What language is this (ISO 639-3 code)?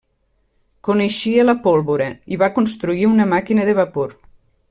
cat